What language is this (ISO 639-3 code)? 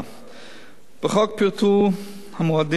heb